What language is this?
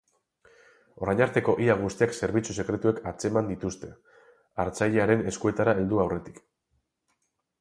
Basque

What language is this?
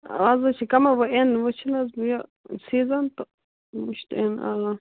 Kashmiri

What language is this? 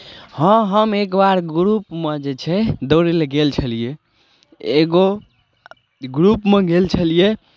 Maithili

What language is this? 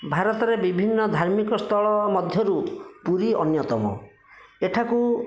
Odia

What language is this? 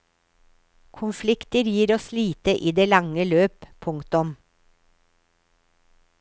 Norwegian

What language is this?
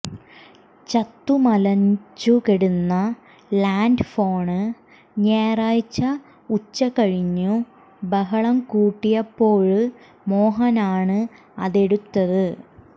Malayalam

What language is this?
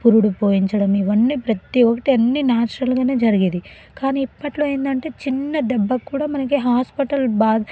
Telugu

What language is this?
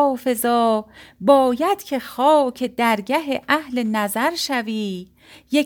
Persian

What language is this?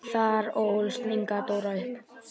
Icelandic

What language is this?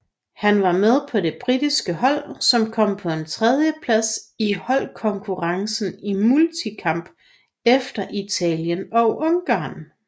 Danish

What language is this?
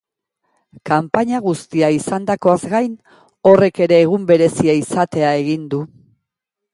Basque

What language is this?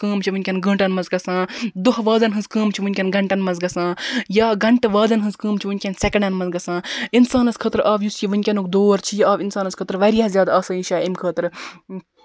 Kashmiri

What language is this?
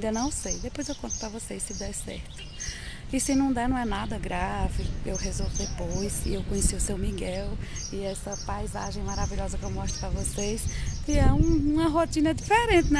Portuguese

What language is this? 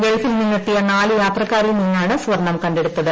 Malayalam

